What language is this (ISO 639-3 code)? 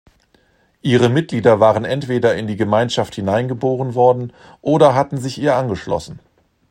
deu